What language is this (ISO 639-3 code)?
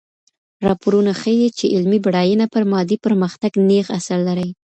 pus